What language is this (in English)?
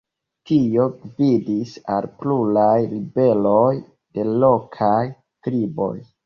Esperanto